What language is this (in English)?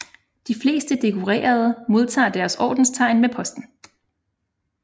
Danish